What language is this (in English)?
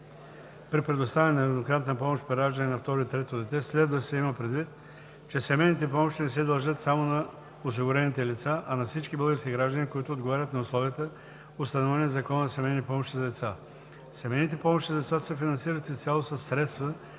Bulgarian